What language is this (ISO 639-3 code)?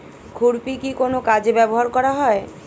ben